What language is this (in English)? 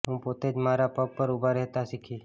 Gujarati